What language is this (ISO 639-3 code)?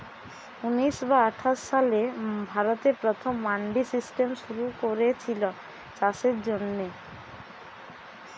ben